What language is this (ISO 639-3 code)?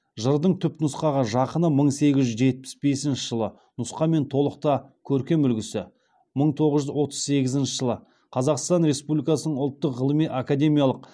kaz